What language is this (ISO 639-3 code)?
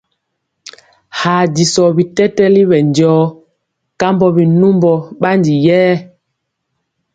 mcx